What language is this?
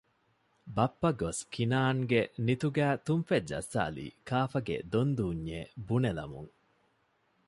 Divehi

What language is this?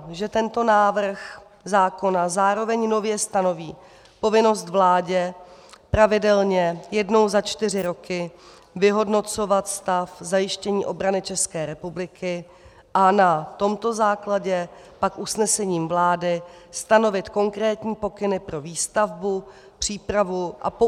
Czech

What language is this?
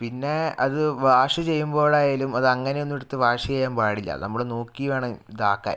Malayalam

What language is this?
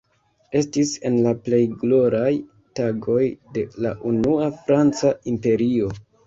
Esperanto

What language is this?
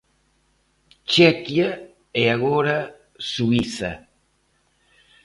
Galician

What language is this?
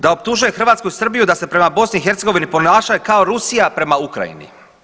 Croatian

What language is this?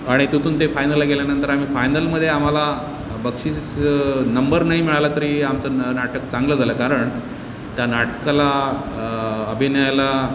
Marathi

